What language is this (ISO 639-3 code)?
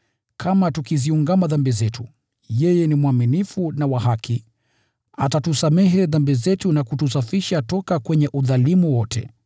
swa